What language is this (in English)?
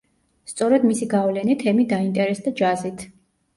Georgian